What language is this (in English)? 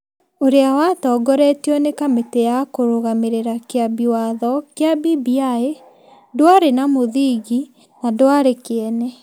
Kikuyu